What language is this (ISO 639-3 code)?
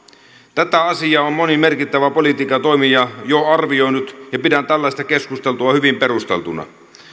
fin